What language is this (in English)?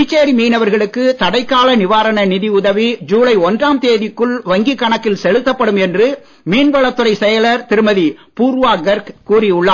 Tamil